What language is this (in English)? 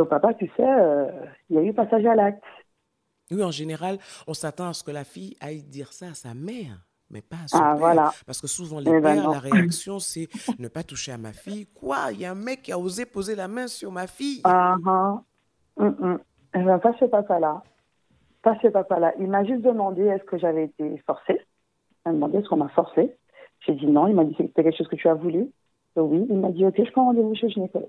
French